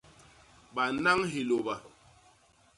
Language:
Basaa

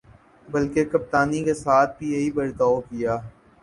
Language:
Urdu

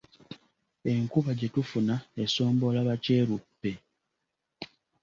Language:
Ganda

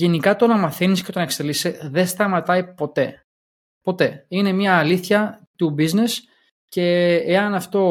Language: Greek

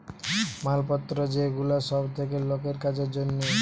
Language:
Bangla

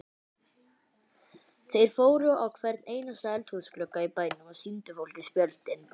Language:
Icelandic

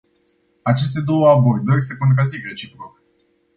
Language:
Romanian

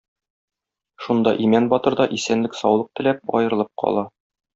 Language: Tatar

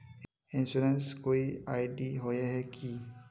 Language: Magahi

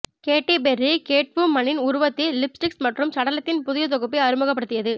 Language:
Tamil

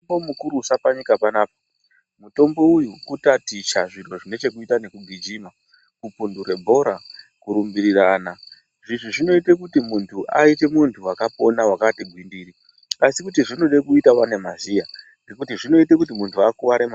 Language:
Ndau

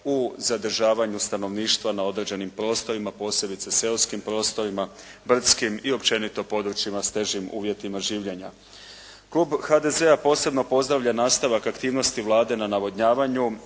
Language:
Croatian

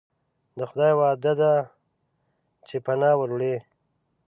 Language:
Pashto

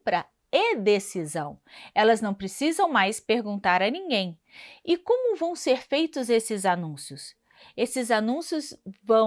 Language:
Portuguese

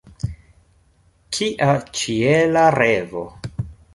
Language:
Esperanto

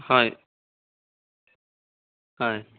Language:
Assamese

